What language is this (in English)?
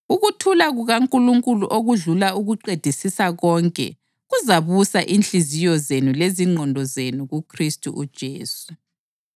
North Ndebele